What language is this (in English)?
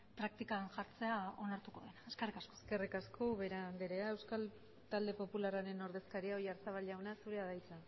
Basque